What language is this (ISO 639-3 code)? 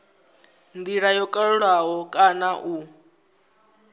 ven